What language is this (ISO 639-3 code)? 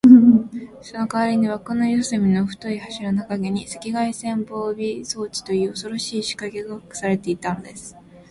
jpn